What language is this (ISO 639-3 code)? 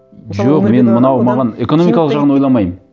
kaz